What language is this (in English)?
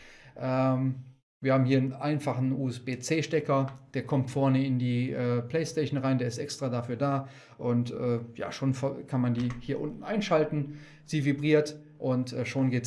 German